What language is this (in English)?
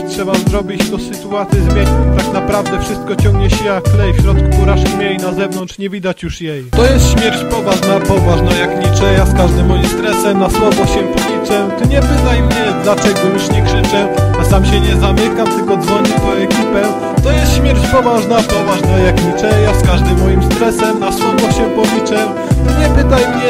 Polish